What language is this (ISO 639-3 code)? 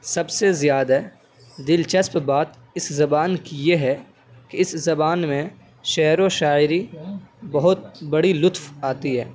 urd